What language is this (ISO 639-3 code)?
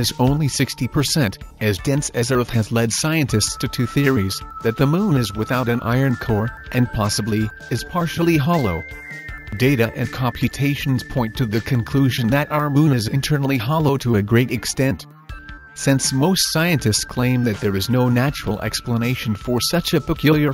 eng